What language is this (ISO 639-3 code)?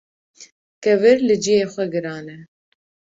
kur